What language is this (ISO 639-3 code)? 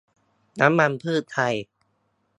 tha